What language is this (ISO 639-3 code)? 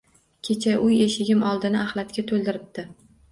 uzb